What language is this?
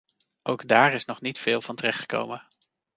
Dutch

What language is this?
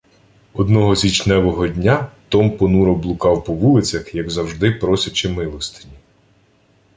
Ukrainian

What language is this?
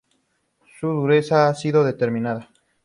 Spanish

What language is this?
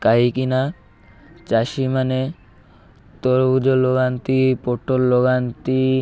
Odia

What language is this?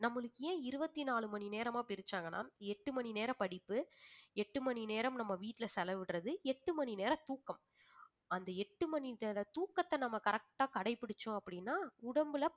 Tamil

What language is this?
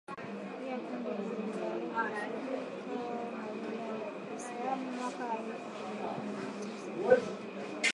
Swahili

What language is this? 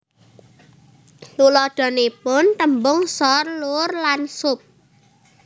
Javanese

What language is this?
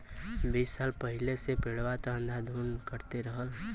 Bhojpuri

